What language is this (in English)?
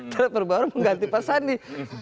Indonesian